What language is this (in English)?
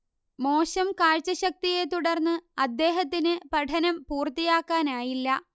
Malayalam